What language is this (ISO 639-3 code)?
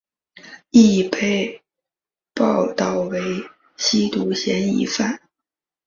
zho